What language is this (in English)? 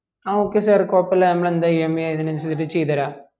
Malayalam